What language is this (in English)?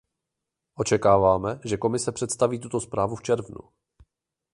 Czech